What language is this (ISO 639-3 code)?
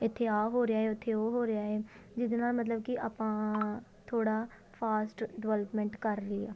pan